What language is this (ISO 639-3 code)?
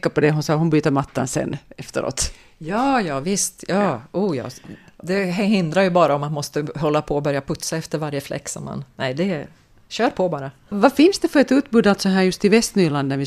swe